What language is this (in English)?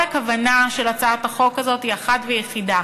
Hebrew